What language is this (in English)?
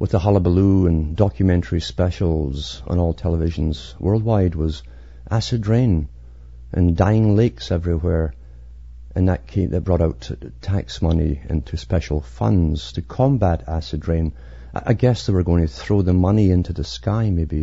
English